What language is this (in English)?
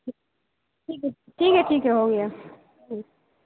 Urdu